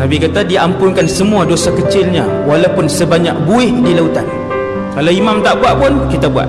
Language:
Malay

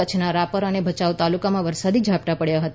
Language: Gujarati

